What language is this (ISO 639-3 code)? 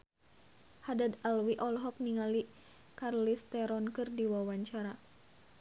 sun